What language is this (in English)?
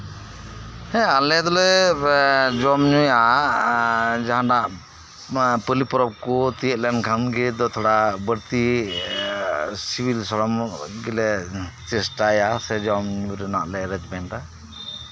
Santali